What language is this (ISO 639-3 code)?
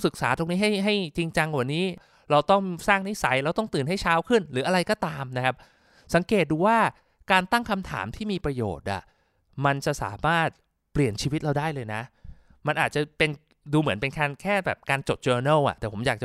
tha